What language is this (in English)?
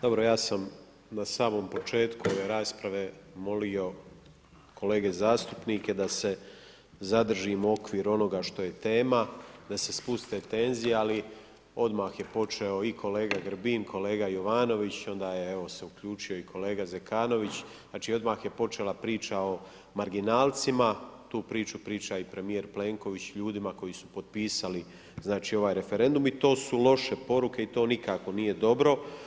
Croatian